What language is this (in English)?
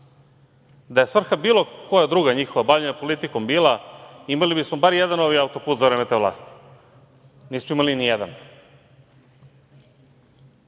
Serbian